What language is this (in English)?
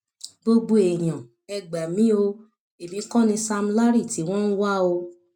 Yoruba